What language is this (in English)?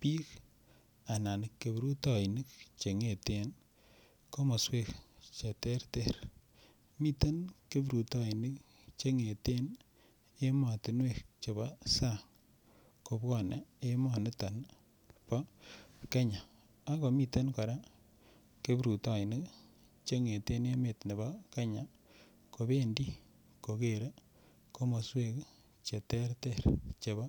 Kalenjin